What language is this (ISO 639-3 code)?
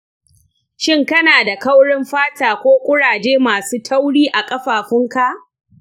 hau